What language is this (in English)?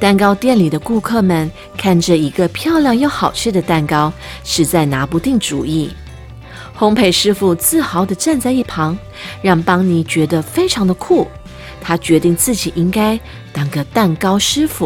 Chinese